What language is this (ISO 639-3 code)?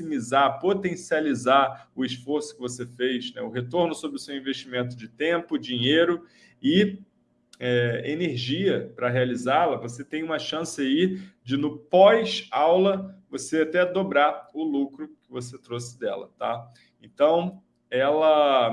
por